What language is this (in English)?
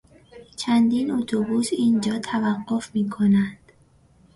Persian